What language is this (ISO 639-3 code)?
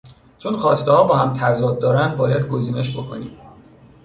fas